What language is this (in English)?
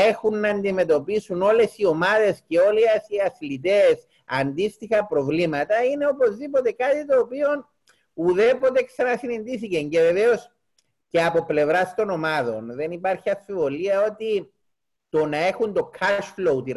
Greek